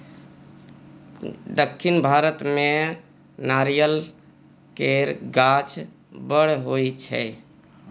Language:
Maithili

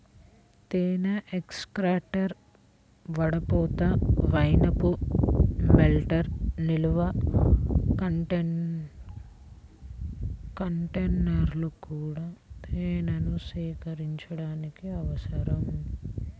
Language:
Telugu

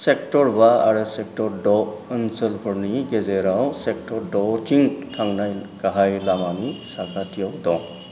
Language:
Bodo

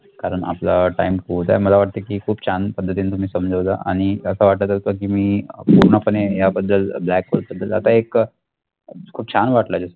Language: Marathi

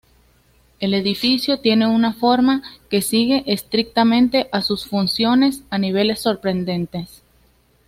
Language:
Spanish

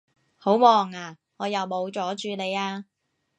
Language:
Cantonese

